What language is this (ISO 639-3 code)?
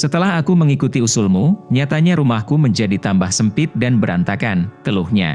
ind